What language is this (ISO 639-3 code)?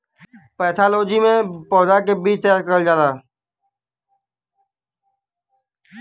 bho